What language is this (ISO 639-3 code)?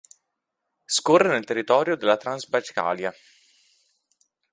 ita